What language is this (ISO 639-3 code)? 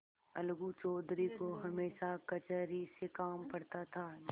hin